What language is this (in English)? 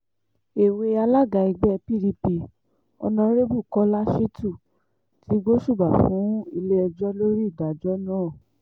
Yoruba